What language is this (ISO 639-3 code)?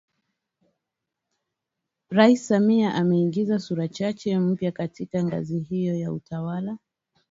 swa